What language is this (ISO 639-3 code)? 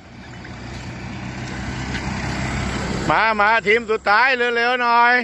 tha